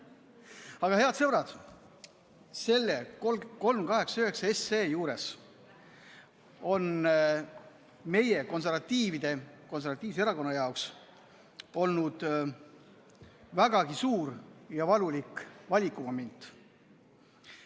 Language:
Estonian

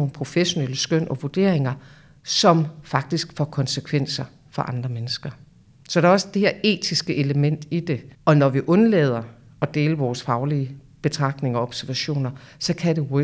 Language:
Danish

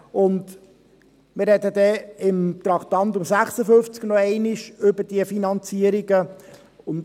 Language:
Swiss German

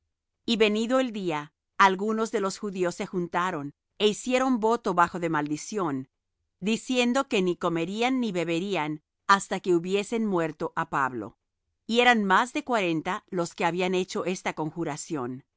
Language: Spanish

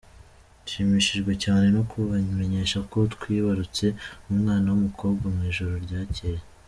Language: Kinyarwanda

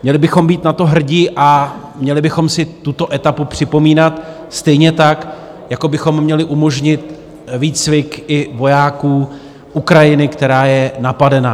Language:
Czech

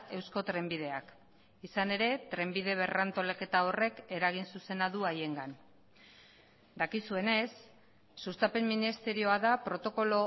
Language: Basque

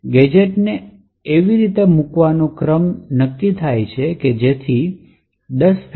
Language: Gujarati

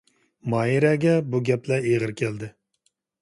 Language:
Uyghur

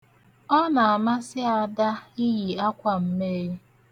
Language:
Igbo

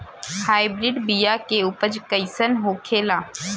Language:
Bhojpuri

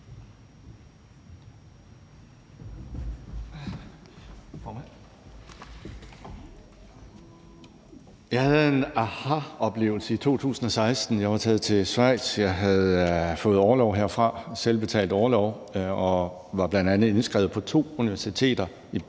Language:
Danish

